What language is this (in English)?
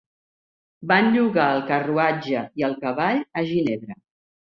Catalan